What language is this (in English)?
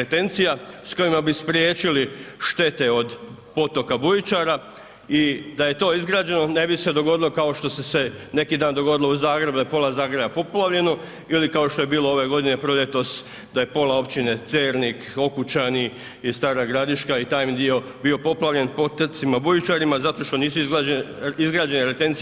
Croatian